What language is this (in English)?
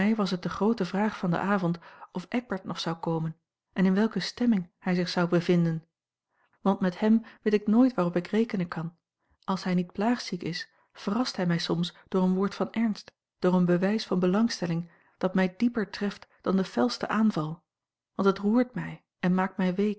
Dutch